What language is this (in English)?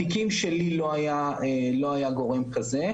Hebrew